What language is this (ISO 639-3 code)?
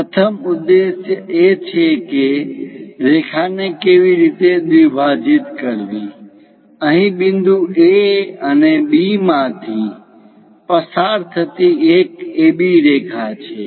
guj